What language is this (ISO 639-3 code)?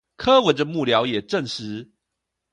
zho